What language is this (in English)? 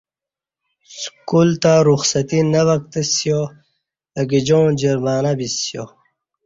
Kati